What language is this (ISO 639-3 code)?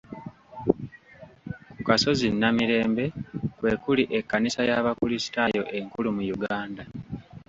lug